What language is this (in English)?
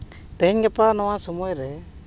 Santali